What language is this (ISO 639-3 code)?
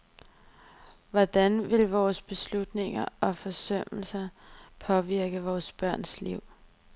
dan